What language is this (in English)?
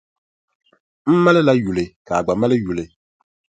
Dagbani